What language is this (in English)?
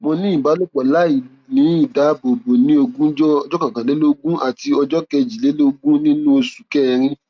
Yoruba